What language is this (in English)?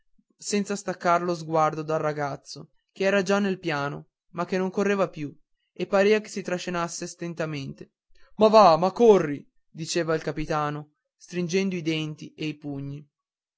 Italian